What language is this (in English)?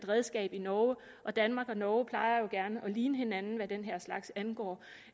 Danish